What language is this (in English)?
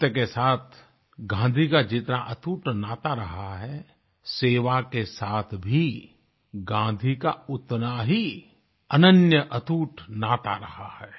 Hindi